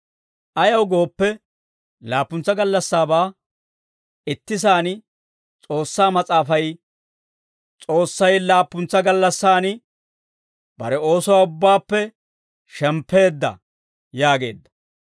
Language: Dawro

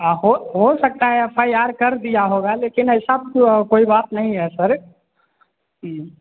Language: Hindi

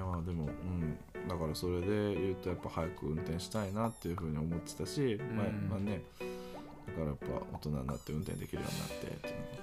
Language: Japanese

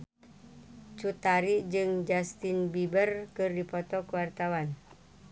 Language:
Sundanese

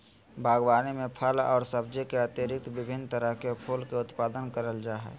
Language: Magahi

